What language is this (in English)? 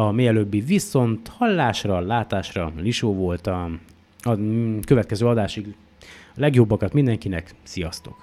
Hungarian